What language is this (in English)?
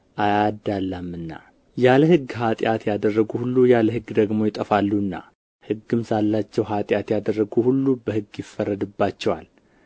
Amharic